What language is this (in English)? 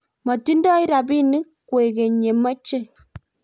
Kalenjin